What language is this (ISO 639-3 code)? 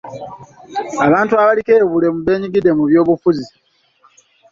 lug